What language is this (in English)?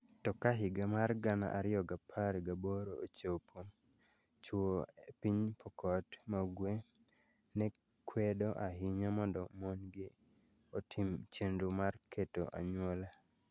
Luo (Kenya and Tanzania)